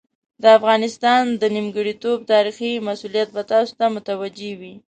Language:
Pashto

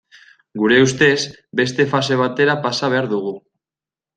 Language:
Basque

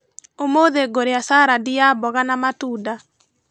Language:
Kikuyu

